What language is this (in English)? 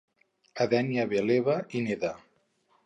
Catalan